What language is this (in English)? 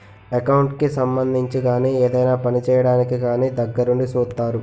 Telugu